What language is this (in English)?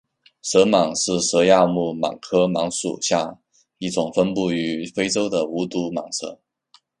Chinese